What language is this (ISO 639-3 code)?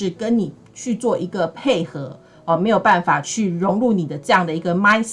zho